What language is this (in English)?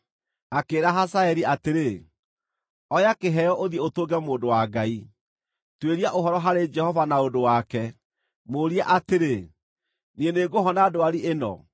Kikuyu